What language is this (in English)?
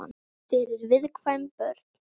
Icelandic